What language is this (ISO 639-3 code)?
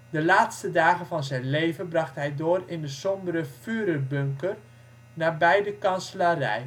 nld